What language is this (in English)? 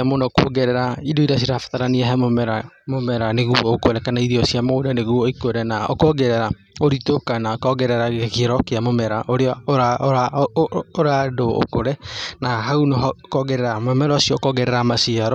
Kikuyu